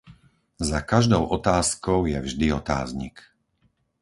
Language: Slovak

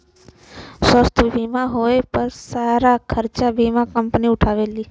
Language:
Bhojpuri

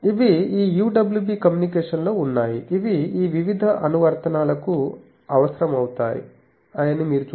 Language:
Telugu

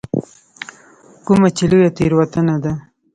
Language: Pashto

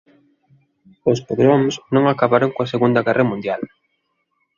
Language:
Galician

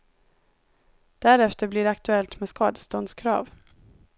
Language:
Swedish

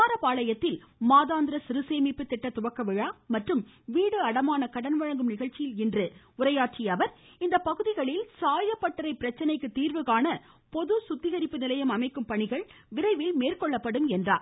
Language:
Tamil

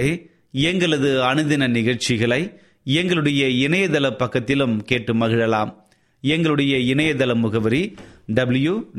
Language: Tamil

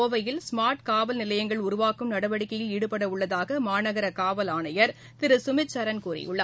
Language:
Tamil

